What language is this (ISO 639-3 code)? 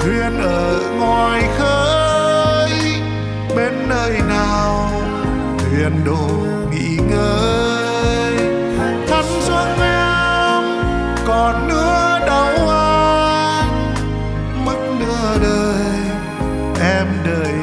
vie